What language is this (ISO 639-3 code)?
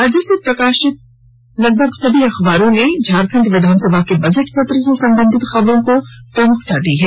hin